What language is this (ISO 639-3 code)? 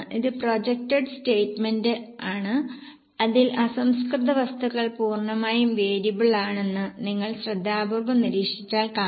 mal